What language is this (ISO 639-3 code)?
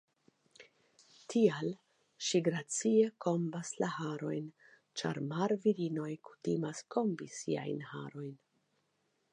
epo